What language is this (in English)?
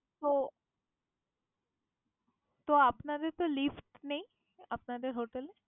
Bangla